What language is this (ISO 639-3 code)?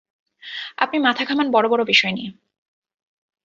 ben